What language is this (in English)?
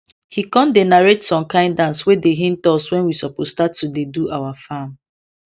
Nigerian Pidgin